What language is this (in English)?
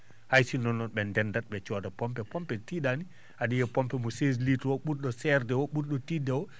Fula